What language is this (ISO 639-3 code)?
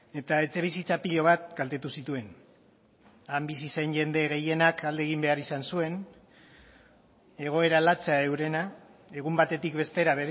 eus